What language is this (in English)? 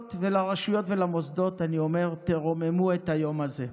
Hebrew